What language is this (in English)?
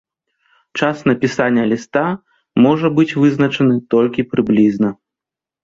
Belarusian